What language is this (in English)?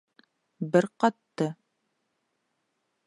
Bashkir